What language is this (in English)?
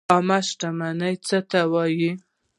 Pashto